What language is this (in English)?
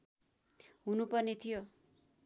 Nepali